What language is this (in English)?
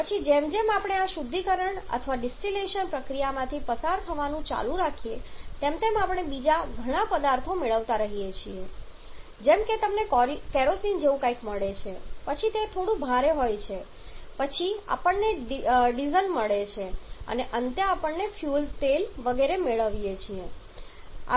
Gujarati